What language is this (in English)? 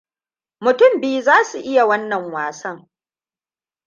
Hausa